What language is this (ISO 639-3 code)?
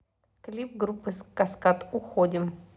rus